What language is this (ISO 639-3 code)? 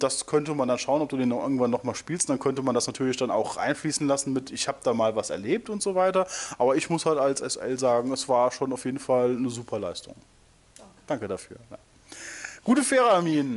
deu